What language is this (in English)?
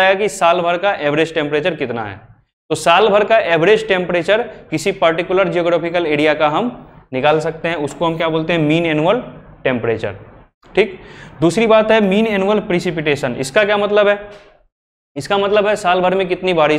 Hindi